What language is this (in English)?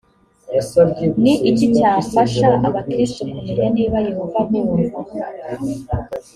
Kinyarwanda